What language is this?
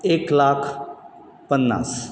Konkani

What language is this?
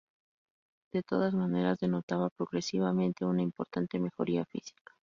Spanish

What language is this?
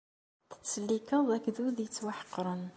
Kabyle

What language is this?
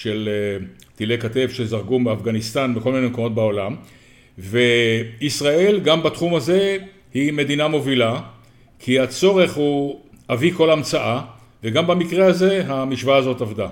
Hebrew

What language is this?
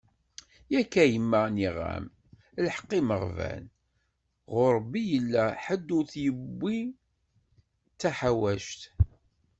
Kabyle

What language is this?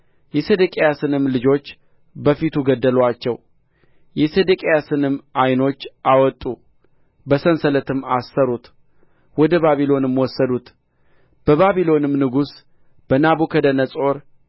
Amharic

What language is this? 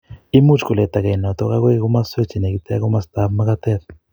Kalenjin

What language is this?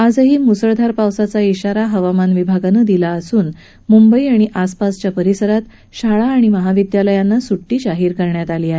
Marathi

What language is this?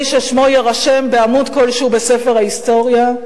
Hebrew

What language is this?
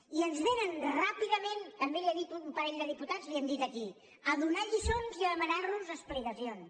Catalan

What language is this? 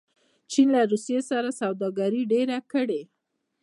Pashto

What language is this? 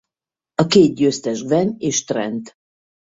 Hungarian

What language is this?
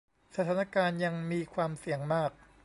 Thai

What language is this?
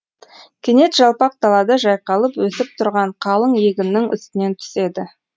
Kazakh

